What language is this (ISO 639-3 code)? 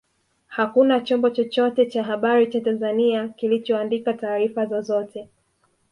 swa